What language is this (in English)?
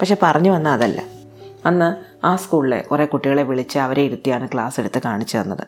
Malayalam